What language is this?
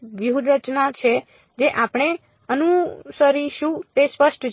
Gujarati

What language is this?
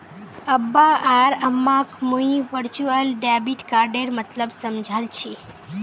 Magahi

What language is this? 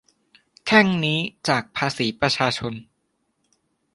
Thai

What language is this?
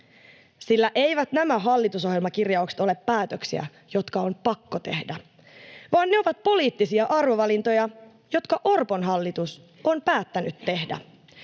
Finnish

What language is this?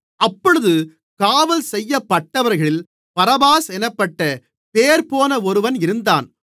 Tamil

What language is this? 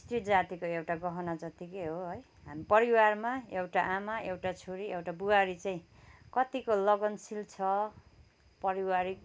Nepali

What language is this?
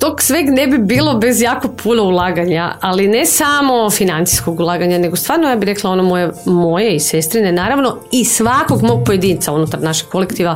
Croatian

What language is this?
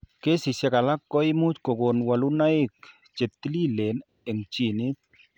Kalenjin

